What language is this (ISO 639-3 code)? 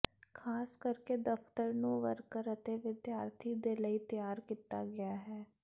pan